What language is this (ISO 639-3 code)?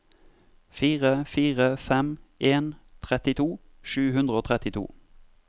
nor